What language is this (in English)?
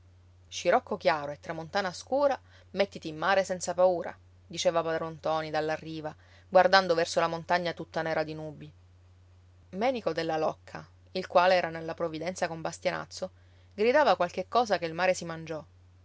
Italian